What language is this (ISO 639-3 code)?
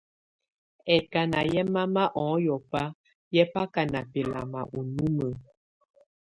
tvu